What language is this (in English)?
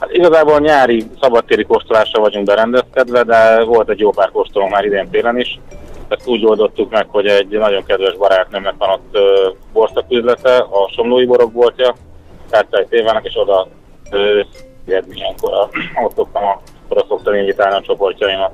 Hungarian